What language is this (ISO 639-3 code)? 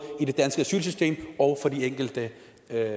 dan